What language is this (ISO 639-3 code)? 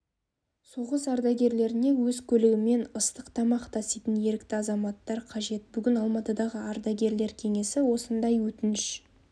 kaz